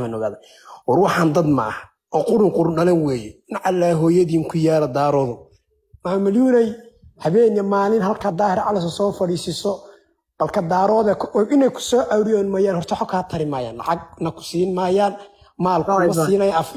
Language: Arabic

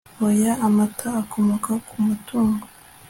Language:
Kinyarwanda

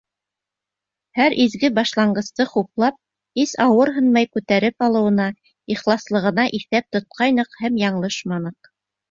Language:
Bashkir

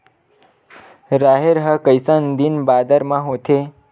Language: Chhattisgarhi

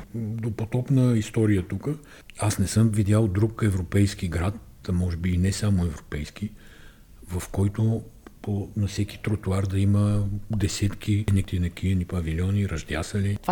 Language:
Bulgarian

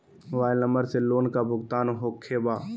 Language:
Magahi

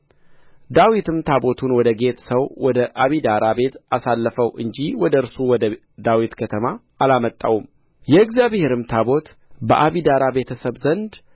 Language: Amharic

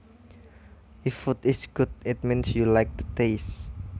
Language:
Javanese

